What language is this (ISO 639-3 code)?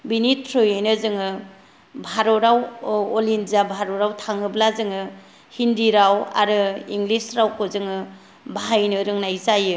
brx